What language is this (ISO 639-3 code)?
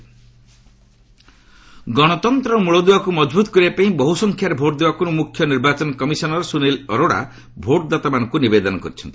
ori